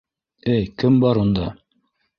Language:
Bashkir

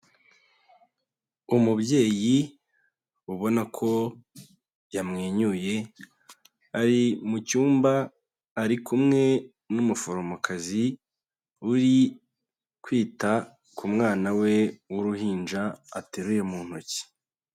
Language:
Kinyarwanda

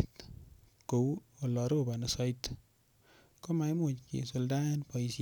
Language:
Kalenjin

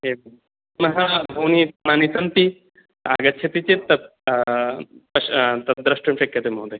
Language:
Sanskrit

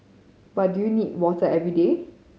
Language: English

